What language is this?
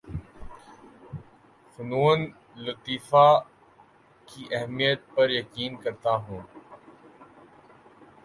Urdu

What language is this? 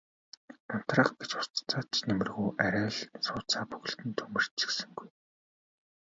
Mongolian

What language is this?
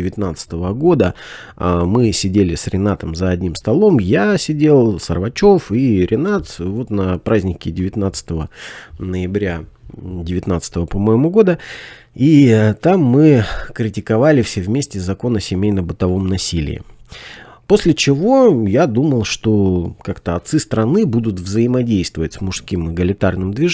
Russian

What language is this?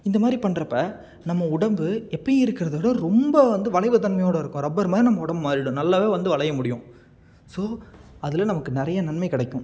Tamil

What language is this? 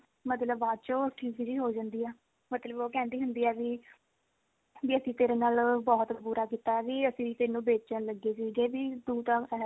Punjabi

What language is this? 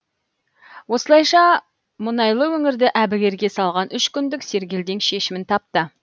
Kazakh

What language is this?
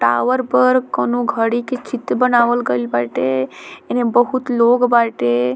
Bhojpuri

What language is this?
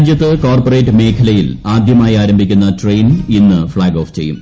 Malayalam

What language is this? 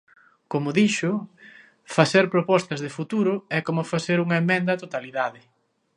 Galician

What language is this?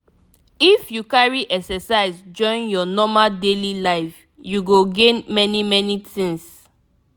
Nigerian Pidgin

